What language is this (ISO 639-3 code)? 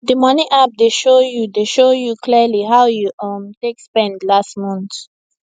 pcm